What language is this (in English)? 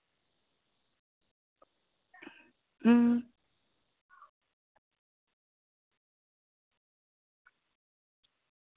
Dogri